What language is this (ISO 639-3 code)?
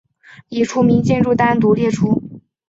zho